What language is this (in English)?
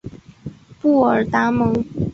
Chinese